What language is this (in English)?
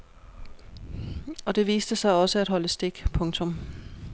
Danish